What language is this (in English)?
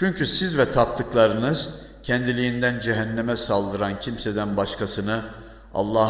Turkish